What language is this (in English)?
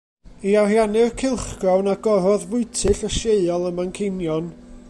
Welsh